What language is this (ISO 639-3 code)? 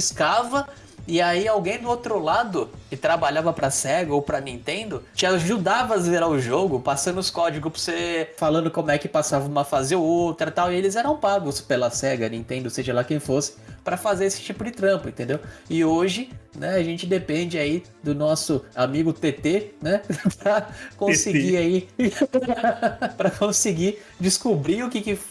por